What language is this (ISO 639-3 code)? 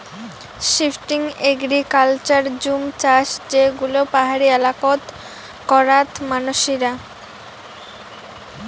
ben